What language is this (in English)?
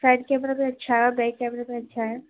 Urdu